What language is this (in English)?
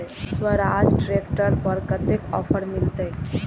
Maithili